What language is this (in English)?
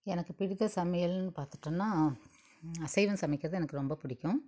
Tamil